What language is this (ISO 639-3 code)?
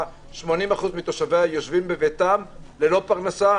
heb